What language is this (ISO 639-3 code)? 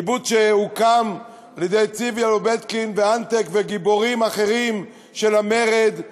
heb